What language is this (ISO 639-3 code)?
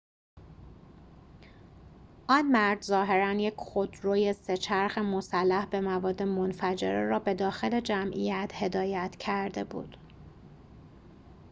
fas